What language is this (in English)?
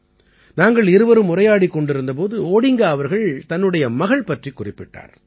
Tamil